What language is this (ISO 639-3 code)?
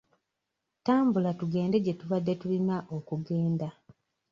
lug